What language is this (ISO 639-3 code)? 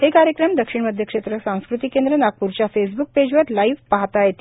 mar